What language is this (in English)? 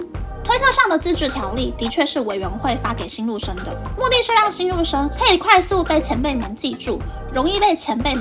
Chinese